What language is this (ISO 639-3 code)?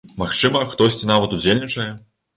bel